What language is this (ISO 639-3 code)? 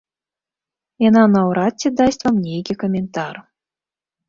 bel